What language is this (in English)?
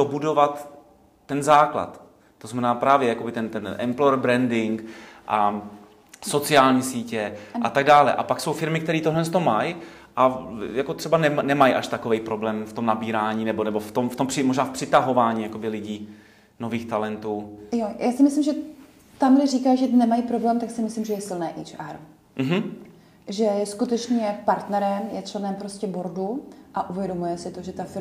Czech